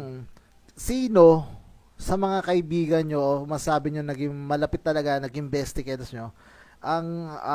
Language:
Filipino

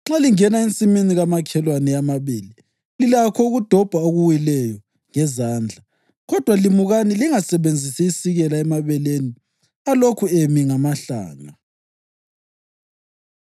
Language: North Ndebele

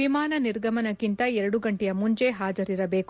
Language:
Kannada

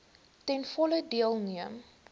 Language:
Afrikaans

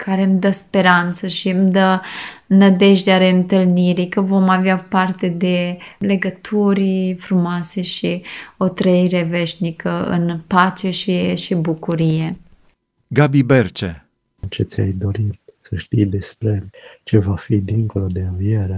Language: Romanian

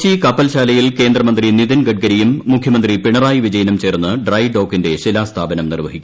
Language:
Malayalam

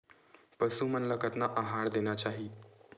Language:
Chhattisgarhi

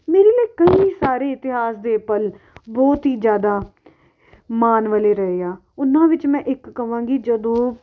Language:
Punjabi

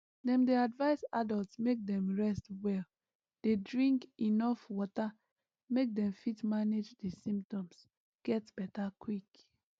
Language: Nigerian Pidgin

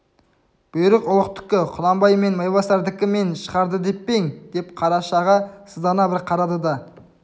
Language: Kazakh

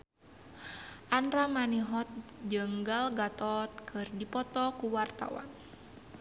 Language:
Sundanese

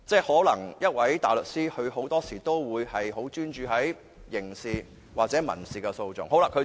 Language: Cantonese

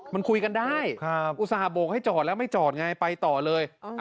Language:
Thai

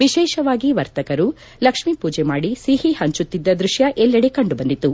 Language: Kannada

